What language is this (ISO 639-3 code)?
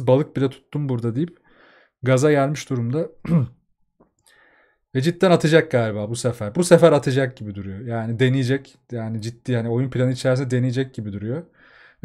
tur